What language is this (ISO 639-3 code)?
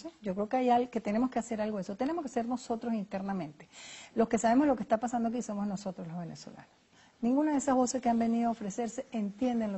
spa